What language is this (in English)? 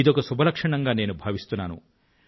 Telugu